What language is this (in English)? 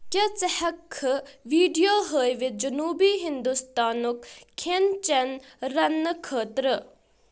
Kashmiri